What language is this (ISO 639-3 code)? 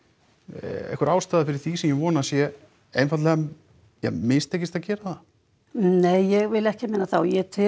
isl